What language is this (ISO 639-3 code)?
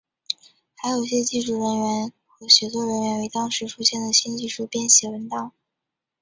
zho